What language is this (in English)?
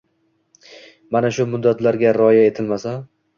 Uzbek